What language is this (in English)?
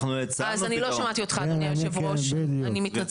Hebrew